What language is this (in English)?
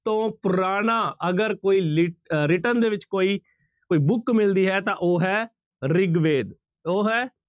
Punjabi